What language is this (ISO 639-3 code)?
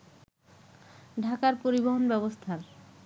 ben